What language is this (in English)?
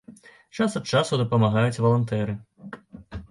Belarusian